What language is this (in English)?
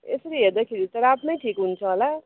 Nepali